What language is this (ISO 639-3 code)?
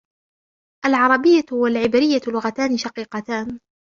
ara